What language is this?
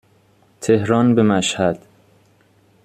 Persian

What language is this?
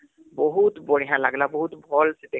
Odia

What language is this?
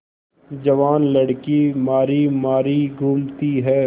Hindi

